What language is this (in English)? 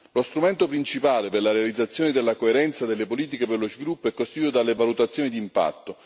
Italian